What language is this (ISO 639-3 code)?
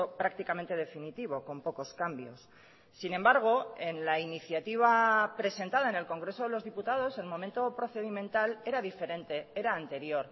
spa